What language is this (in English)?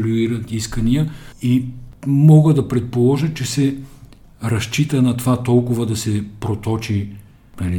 Bulgarian